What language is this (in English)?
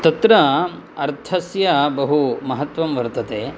Sanskrit